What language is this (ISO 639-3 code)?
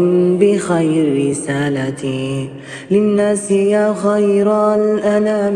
ara